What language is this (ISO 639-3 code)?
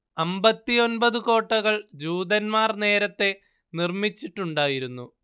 mal